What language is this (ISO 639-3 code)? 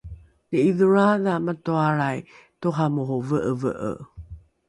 dru